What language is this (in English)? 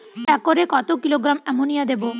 Bangla